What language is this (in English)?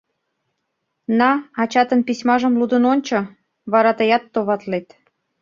Mari